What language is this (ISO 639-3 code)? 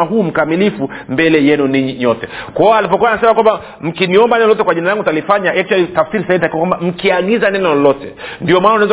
swa